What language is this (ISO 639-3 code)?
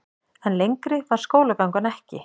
isl